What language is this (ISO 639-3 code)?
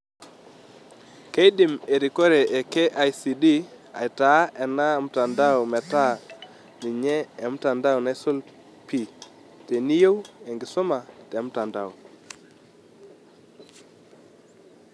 mas